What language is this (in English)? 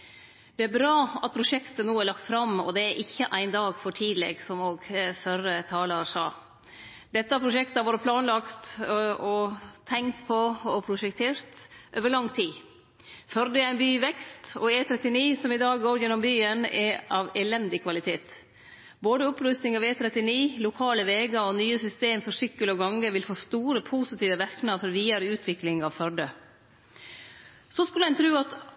Norwegian Nynorsk